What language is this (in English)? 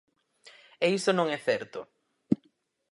Galician